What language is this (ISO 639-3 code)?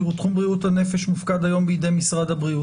heb